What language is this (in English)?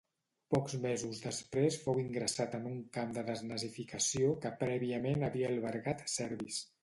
Catalan